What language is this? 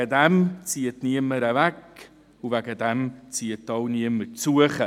Swiss German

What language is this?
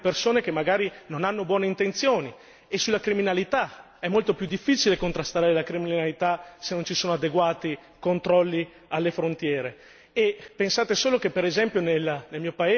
Italian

